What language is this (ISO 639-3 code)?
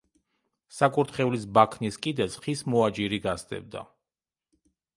kat